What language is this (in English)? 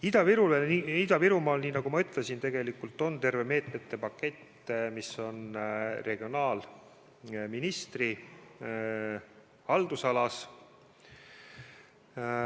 Estonian